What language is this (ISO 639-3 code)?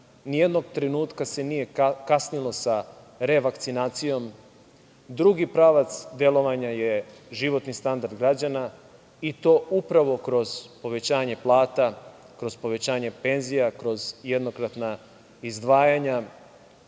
srp